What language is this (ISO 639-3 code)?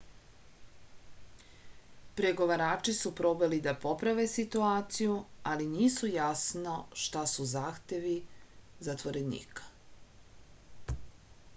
srp